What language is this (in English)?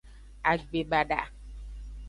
Aja (Benin)